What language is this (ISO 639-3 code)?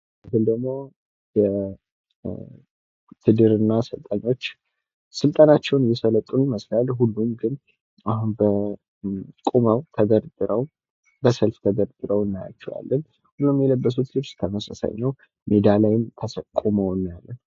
amh